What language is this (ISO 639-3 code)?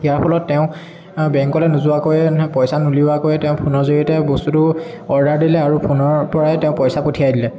asm